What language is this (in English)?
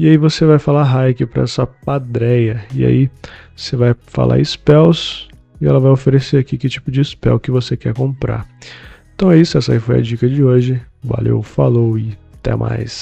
Portuguese